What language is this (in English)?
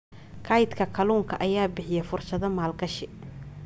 Somali